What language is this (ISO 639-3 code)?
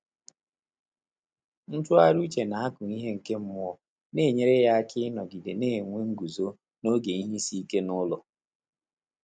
ibo